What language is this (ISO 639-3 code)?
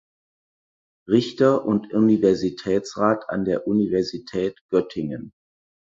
deu